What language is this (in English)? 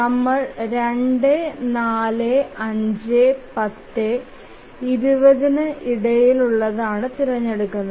Malayalam